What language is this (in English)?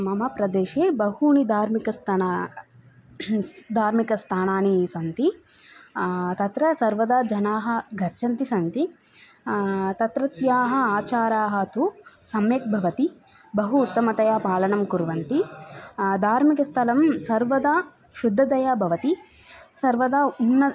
Sanskrit